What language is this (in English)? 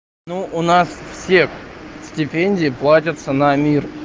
Russian